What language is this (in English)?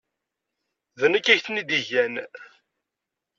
Kabyle